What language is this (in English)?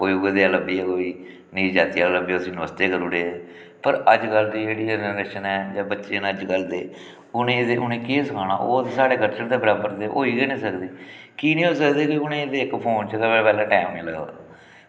Dogri